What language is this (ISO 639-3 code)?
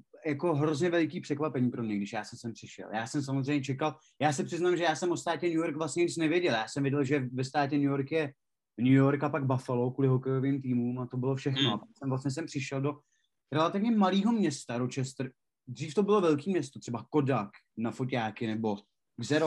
ces